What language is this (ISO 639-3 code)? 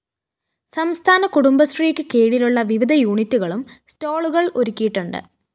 mal